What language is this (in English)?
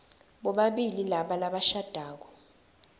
Swati